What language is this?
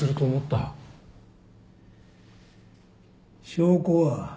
Japanese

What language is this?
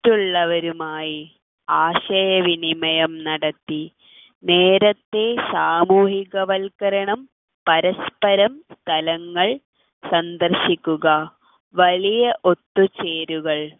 Malayalam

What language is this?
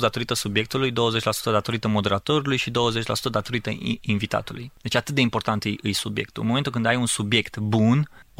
Romanian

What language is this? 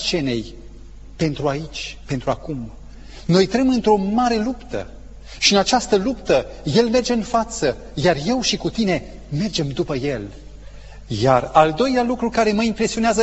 Romanian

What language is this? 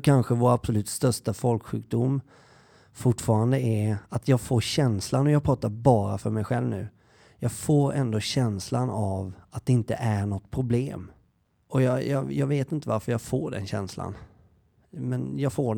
Swedish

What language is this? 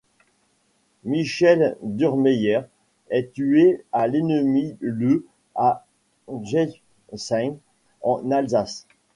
French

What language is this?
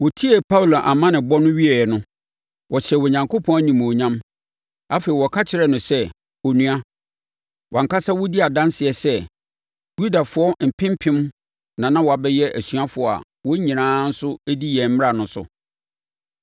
Akan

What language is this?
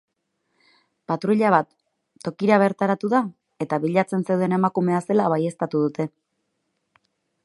Basque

